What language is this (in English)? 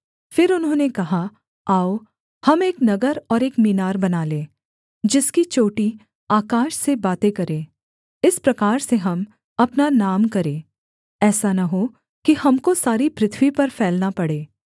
Hindi